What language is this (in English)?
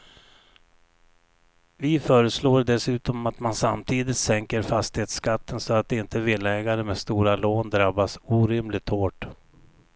Swedish